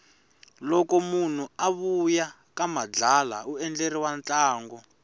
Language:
Tsonga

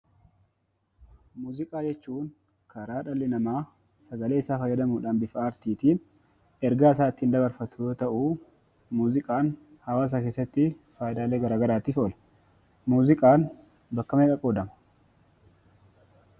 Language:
Oromo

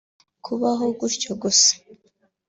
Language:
Kinyarwanda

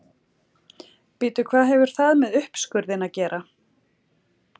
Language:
Icelandic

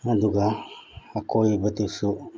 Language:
Manipuri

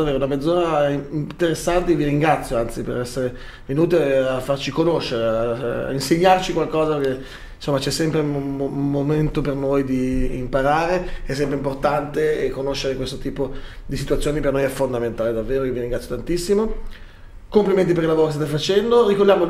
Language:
Italian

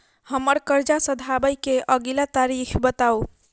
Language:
Maithili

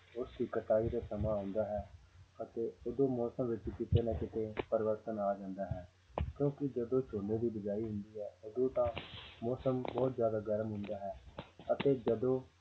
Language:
Punjabi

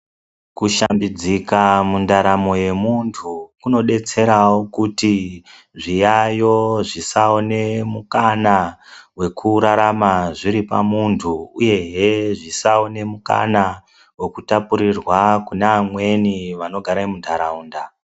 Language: Ndau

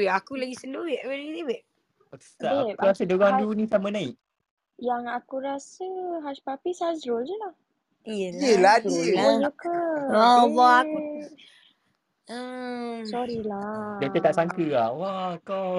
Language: Malay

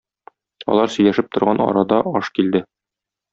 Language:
Tatar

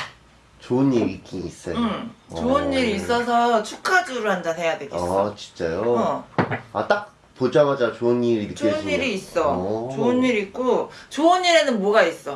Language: Korean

